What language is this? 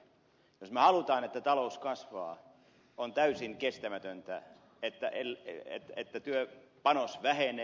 Finnish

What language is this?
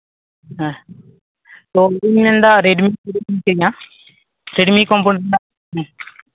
Santali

